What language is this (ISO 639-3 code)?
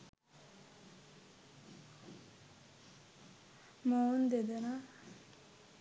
sin